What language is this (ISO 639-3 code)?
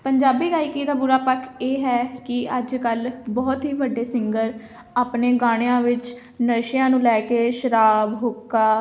pan